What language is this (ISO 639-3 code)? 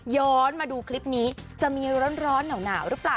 tha